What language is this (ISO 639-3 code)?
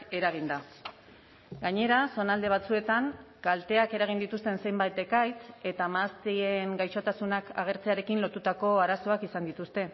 eus